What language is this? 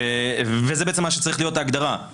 Hebrew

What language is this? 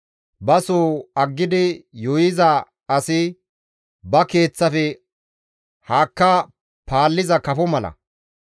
Gamo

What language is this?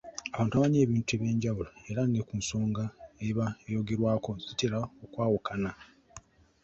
Ganda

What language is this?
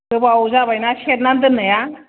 Bodo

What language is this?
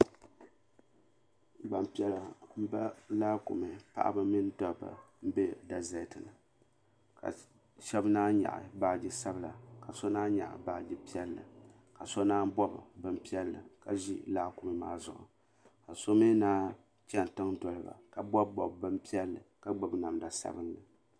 Dagbani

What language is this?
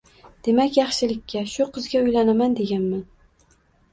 Uzbek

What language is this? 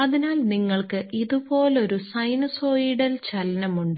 Malayalam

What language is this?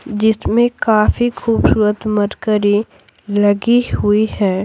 Hindi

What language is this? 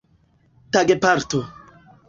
Esperanto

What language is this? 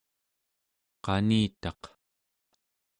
Central Yupik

